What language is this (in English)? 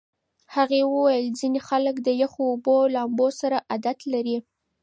Pashto